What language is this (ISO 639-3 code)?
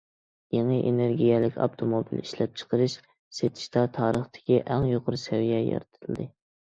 uig